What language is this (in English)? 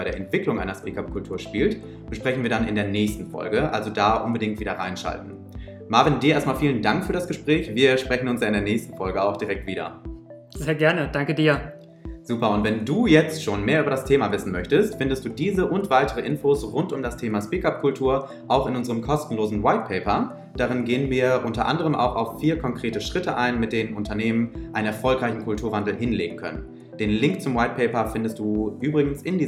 German